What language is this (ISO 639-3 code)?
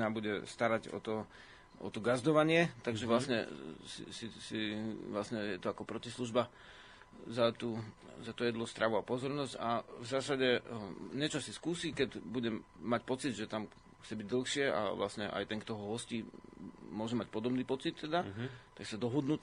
slk